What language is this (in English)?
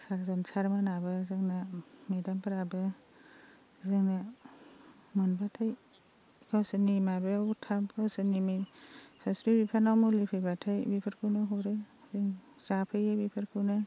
Bodo